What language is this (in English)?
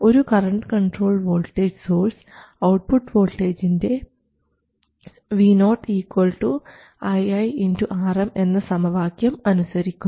Malayalam